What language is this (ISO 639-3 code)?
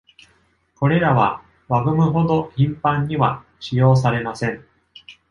jpn